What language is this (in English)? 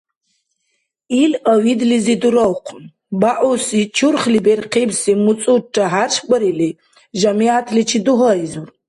Dargwa